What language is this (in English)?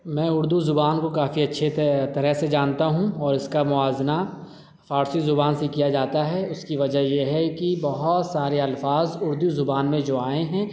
Urdu